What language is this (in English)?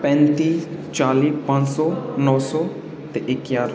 Dogri